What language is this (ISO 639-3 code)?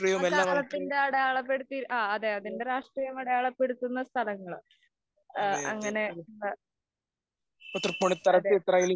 mal